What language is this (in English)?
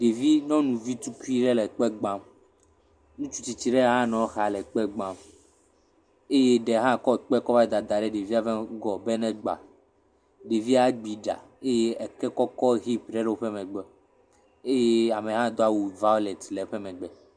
Ewe